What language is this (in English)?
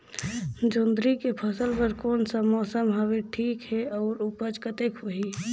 Chhattisgarhi